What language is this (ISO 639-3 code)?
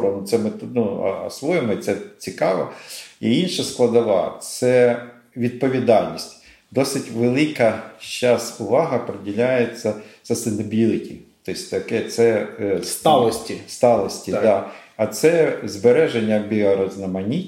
ukr